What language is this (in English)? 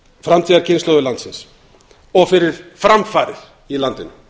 Icelandic